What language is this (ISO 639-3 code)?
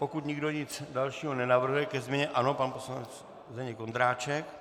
ces